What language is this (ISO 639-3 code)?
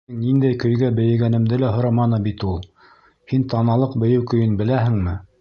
bak